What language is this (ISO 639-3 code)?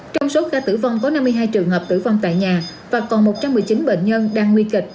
vie